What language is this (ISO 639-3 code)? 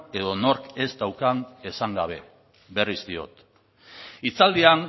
eus